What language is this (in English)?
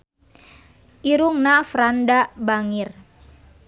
Sundanese